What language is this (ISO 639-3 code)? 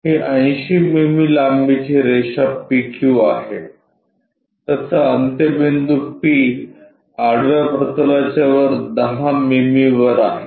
mar